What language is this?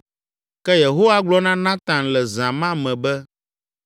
Ewe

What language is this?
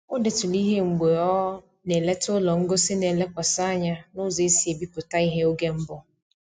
Igbo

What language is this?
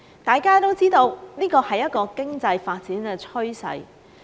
Cantonese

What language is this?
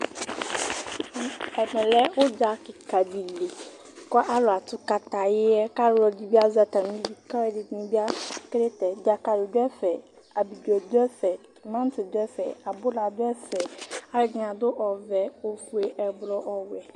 Ikposo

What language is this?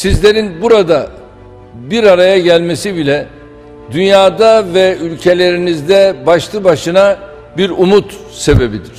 Turkish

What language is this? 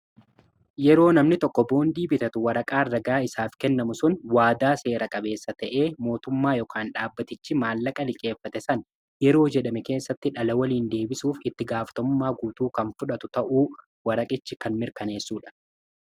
Oromo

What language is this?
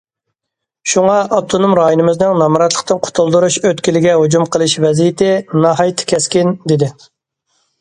Uyghur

